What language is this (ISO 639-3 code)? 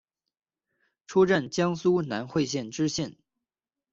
zho